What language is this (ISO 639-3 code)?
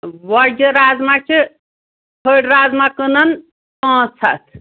kas